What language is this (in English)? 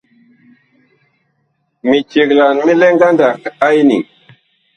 Bakoko